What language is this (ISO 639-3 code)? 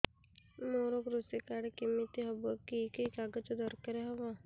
ori